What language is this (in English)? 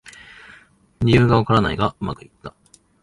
Japanese